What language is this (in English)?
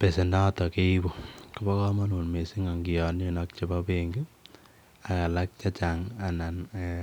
Kalenjin